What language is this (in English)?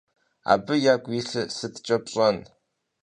Kabardian